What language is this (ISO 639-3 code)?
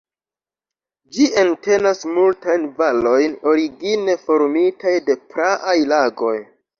epo